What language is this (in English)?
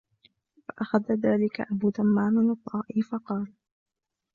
Arabic